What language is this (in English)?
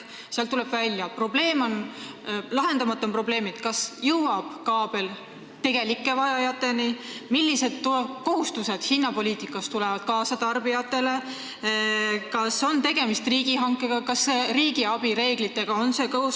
Estonian